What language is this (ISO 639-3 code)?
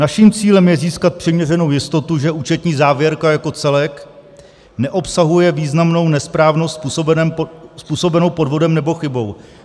ces